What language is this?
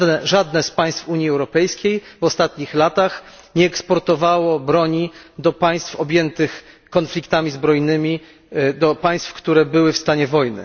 Polish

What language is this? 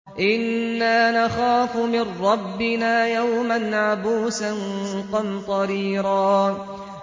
Arabic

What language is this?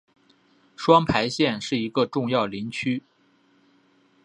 Chinese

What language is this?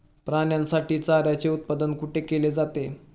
Marathi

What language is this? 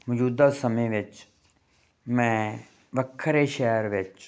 Punjabi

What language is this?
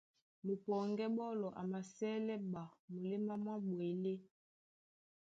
Duala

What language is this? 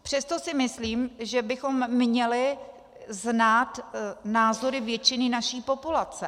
Czech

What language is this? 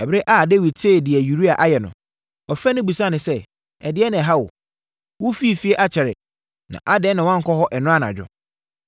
Akan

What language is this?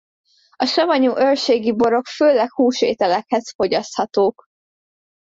Hungarian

